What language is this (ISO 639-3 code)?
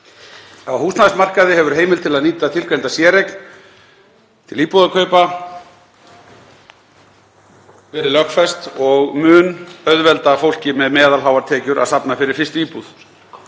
isl